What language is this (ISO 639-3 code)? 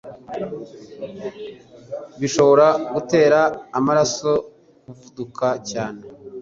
kin